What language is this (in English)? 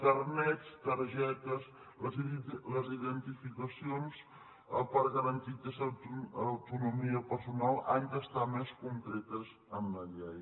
Catalan